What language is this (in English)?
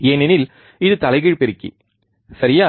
Tamil